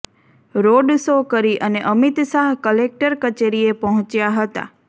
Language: Gujarati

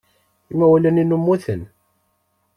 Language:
Kabyle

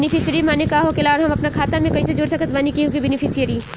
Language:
Bhojpuri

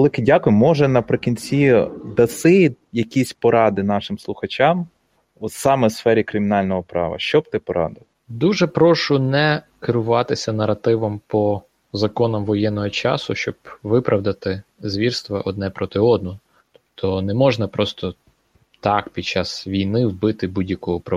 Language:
Ukrainian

